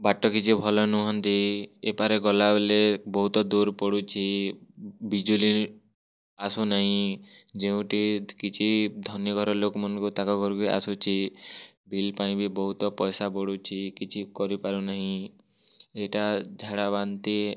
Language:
Odia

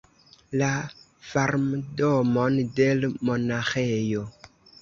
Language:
Esperanto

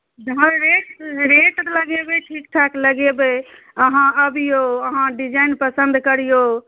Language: Maithili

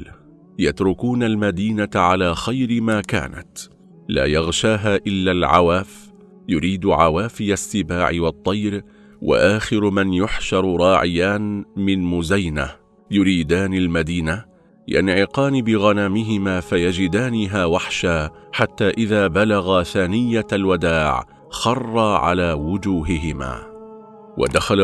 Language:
Arabic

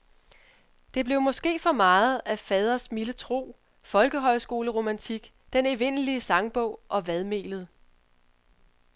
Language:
Danish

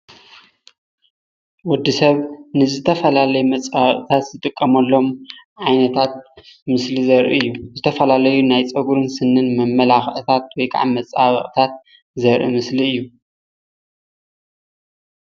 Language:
Tigrinya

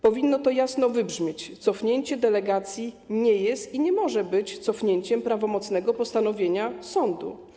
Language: Polish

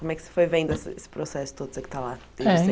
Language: Portuguese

